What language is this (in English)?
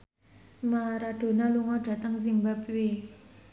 Javanese